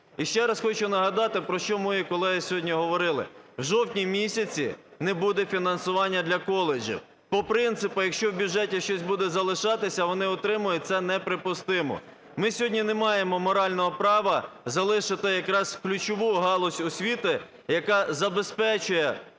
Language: Ukrainian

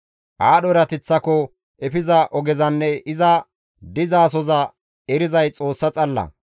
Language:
Gamo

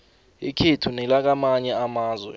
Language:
South Ndebele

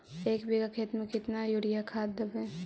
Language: Magahi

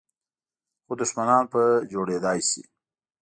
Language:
Pashto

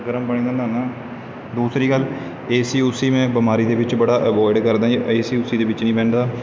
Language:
Punjabi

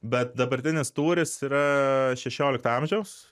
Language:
Lithuanian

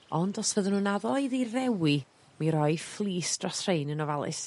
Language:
Welsh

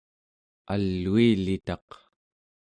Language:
Central Yupik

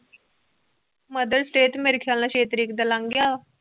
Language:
Punjabi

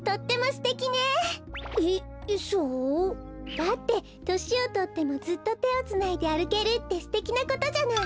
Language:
Japanese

